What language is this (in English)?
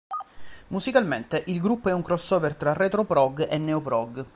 Italian